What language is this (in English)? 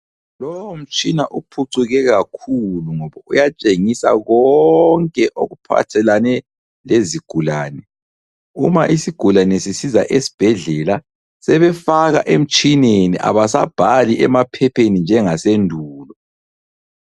North Ndebele